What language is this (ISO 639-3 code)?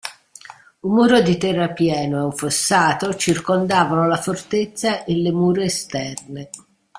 ita